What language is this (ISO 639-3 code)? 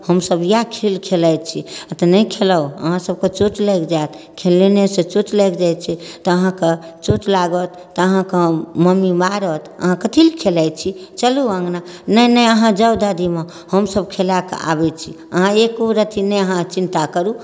mai